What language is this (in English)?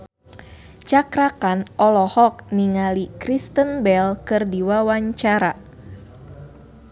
Sundanese